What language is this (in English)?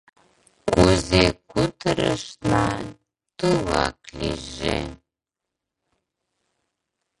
Mari